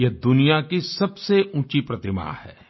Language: Hindi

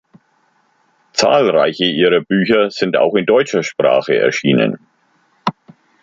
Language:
German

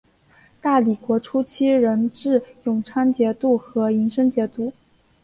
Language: Chinese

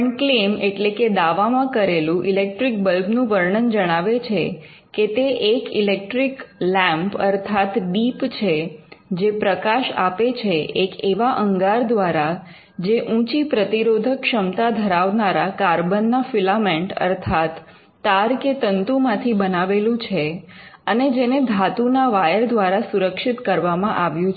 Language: Gujarati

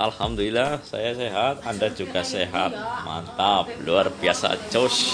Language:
Indonesian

